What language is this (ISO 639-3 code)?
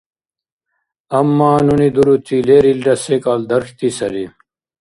dar